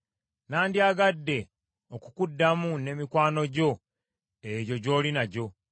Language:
Ganda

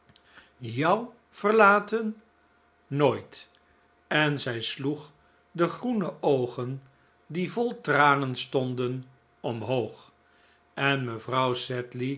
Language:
Dutch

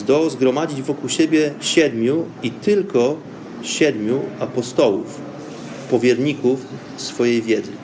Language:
Polish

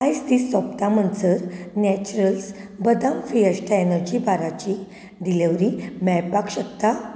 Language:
Konkani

